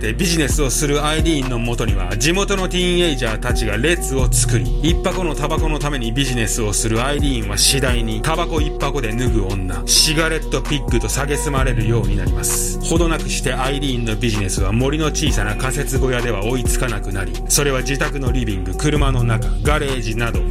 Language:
Japanese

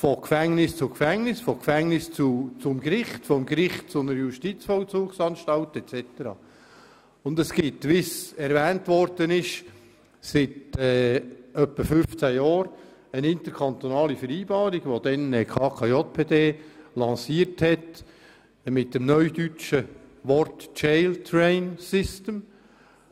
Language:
Swiss German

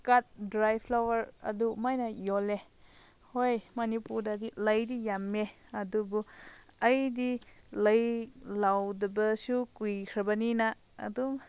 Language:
Manipuri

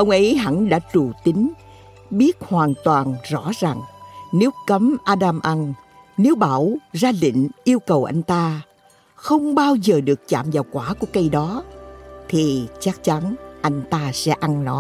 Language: Vietnamese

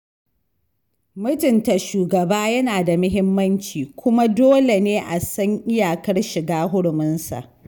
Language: Hausa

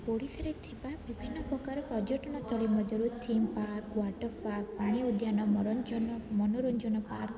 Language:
Odia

